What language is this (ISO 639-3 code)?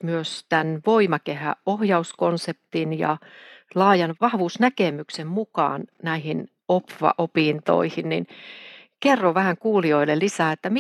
fin